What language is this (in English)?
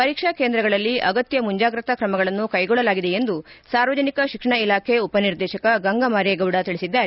Kannada